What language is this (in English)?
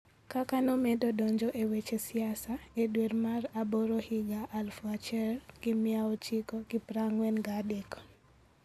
Luo (Kenya and Tanzania)